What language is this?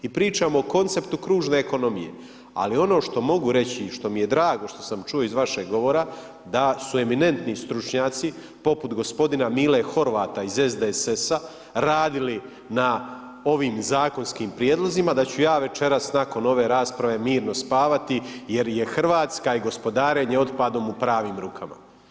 Croatian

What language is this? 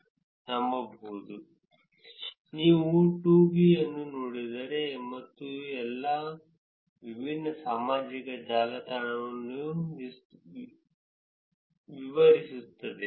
Kannada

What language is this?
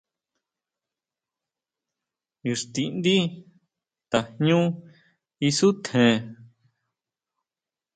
Huautla Mazatec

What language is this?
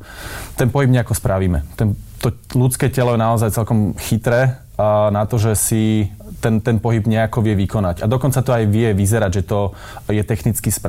Slovak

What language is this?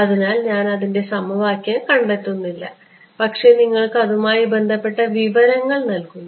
Malayalam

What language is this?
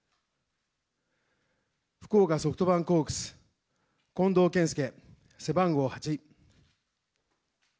Japanese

